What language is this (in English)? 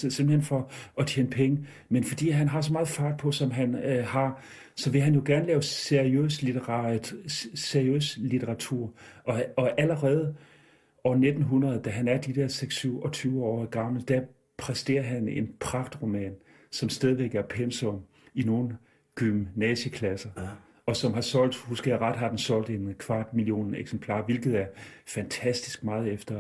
Danish